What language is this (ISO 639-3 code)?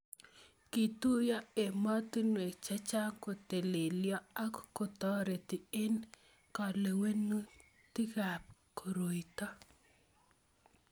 kln